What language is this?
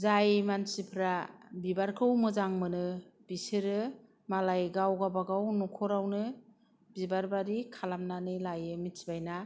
Bodo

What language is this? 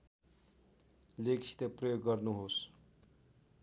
Nepali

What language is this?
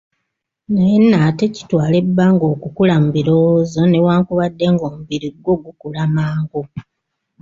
Ganda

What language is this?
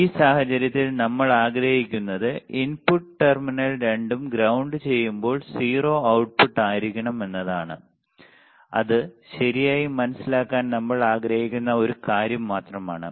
Malayalam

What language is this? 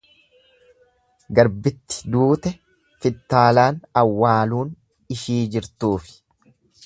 Oromo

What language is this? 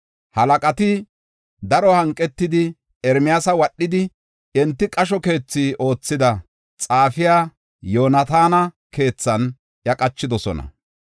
Gofa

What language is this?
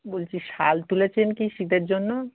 Bangla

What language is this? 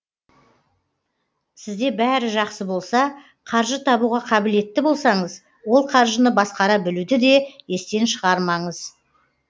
Kazakh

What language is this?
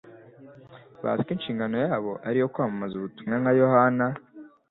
Kinyarwanda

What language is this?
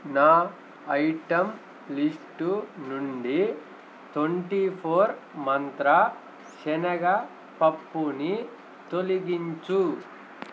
Telugu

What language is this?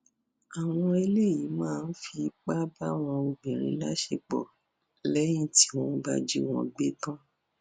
Yoruba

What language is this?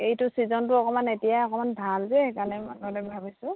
Assamese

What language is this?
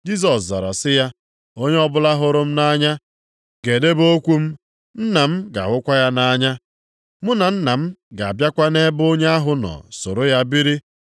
Igbo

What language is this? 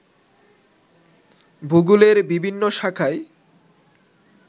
Bangla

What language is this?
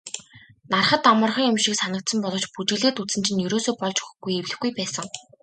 Mongolian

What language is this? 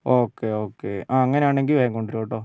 Malayalam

